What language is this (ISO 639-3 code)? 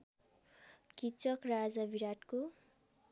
nep